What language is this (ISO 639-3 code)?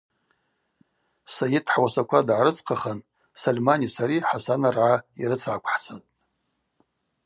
abq